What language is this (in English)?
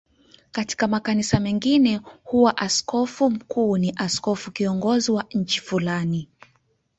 Swahili